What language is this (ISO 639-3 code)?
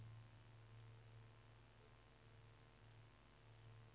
swe